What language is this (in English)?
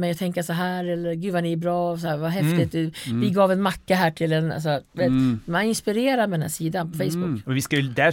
Swedish